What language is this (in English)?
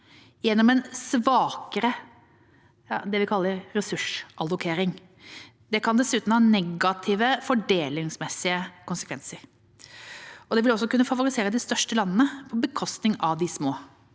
Norwegian